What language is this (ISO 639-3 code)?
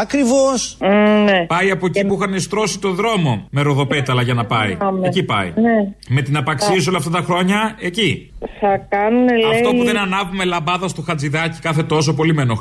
ell